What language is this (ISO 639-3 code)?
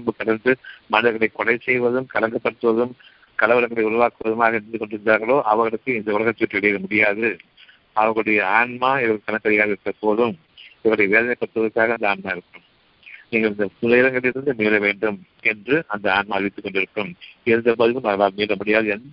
tam